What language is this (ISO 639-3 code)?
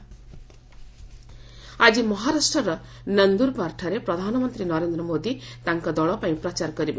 ori